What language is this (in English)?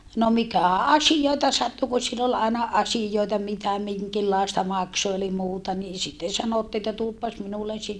Finnish